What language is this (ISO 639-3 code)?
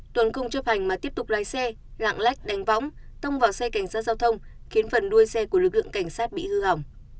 vie